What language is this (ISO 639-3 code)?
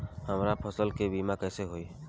bho